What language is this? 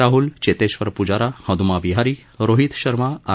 Marathi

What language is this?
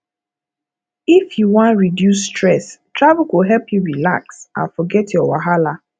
Nigerian Pidgin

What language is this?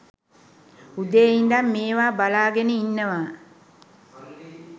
Sinhala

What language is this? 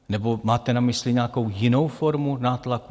Czech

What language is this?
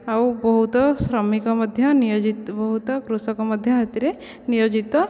Odia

